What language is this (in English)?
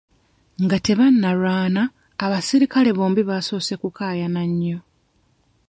Ganda